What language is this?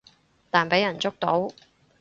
Cantonese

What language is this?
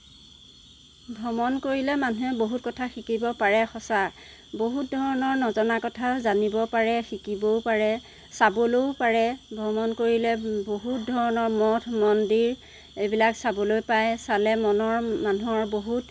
Assamese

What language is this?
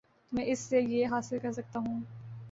Urdu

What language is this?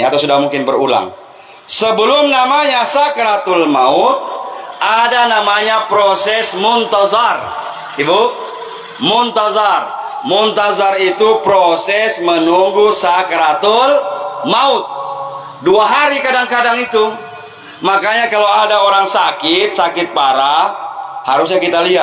Indonesian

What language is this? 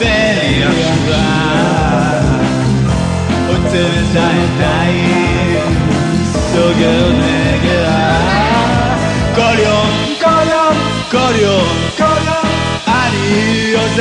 Hebrew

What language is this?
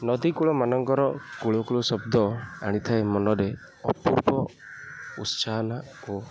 Odia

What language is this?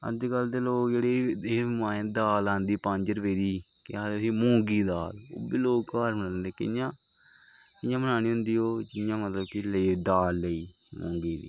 Dogri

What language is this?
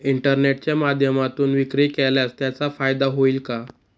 Marathi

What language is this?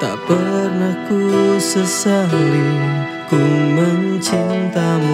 Indonesian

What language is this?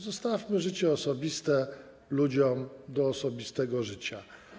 Polish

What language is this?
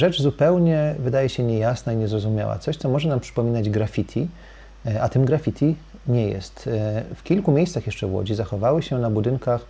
Polish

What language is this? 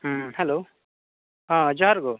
Santali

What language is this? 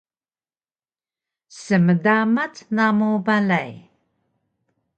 Taroko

